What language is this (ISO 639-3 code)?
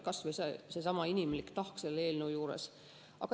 est